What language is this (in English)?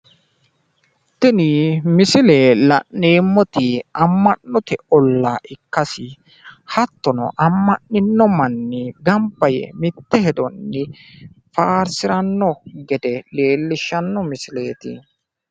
Sidamo